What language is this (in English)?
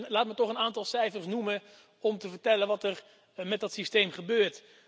Dutch